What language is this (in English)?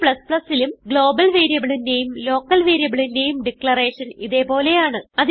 Malayalam